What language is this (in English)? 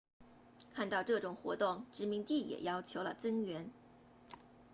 Chinese